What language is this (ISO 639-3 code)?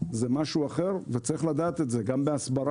heb